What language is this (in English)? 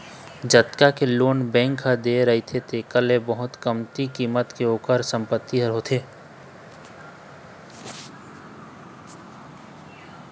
Chhattisgarhi